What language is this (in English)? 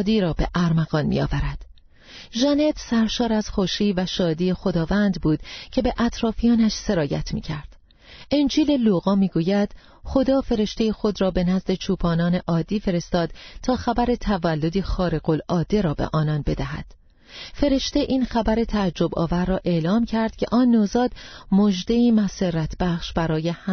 Persian